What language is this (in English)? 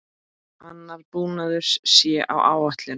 Icelandic